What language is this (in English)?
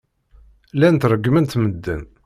Kabyle